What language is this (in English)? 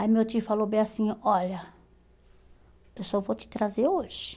Portuguese